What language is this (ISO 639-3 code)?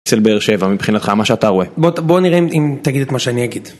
heb